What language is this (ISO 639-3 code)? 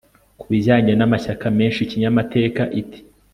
kin